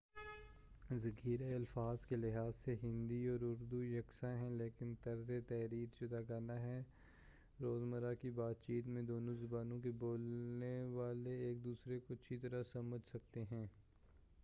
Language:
Urdu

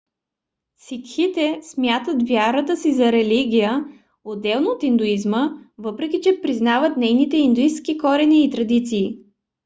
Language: Bulgarian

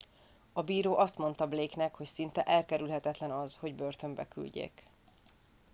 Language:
Hungarian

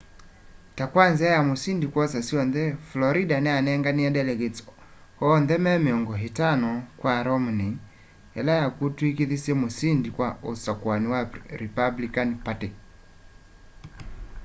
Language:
Kamba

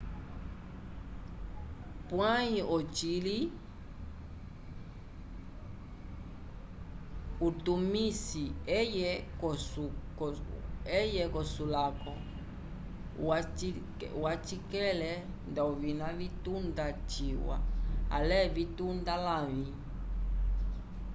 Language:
Umbundu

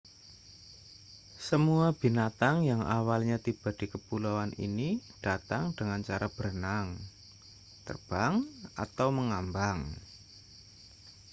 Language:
Indonesian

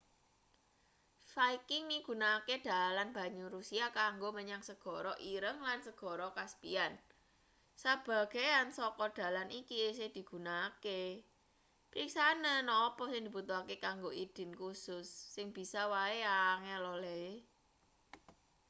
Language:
Javanese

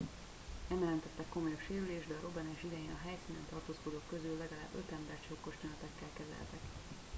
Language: Hungarian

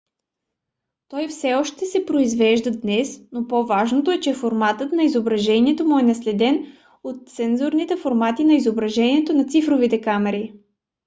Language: Bulgarian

